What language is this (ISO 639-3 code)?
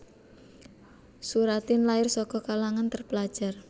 jav